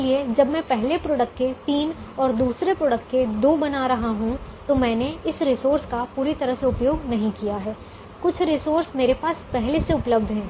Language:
Hindi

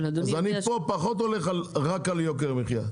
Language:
Hebrew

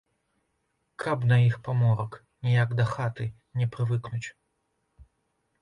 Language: Belarusian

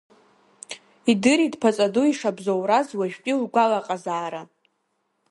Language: Abkhazian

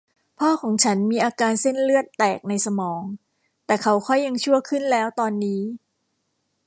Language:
Thai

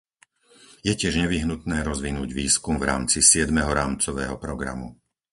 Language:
Slovak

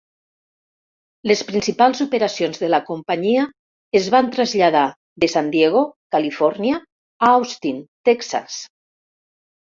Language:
Catalan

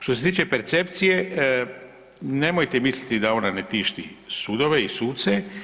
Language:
Croatian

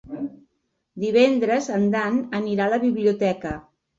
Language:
Catalan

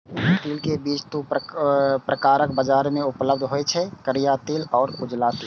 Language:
Maithili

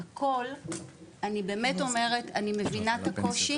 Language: Hebrew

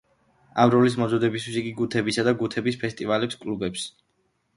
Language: Georgian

